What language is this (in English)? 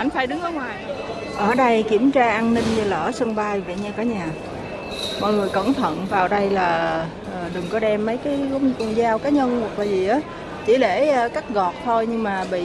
Vietnamese